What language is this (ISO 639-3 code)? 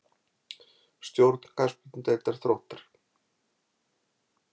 isl